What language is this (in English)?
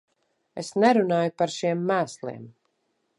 Latvian